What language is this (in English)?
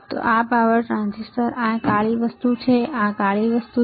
Gujarati